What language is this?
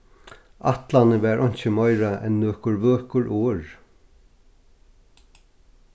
Faroese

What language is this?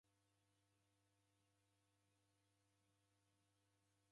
Taita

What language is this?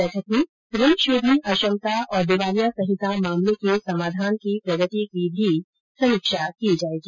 Hindi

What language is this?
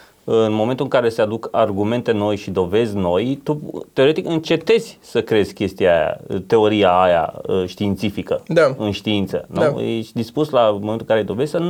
Romanian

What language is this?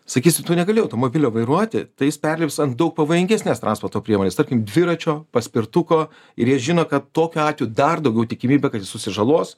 Lithuanian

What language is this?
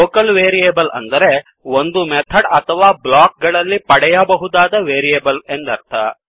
Kannada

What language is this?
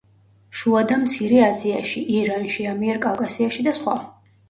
Georgian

